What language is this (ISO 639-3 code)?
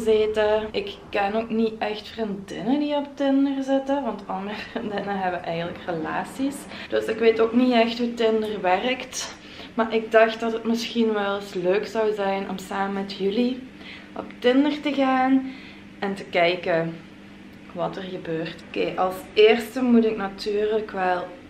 nld